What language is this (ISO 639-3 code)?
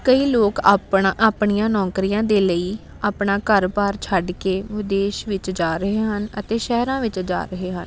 pan